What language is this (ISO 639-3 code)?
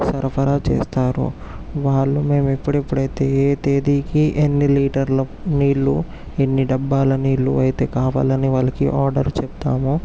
tel